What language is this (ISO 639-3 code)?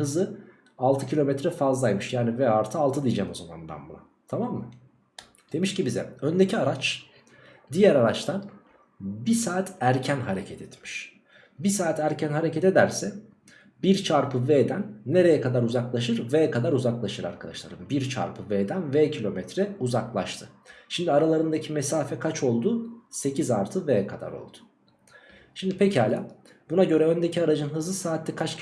tur